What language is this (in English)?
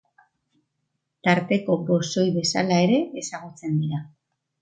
Basque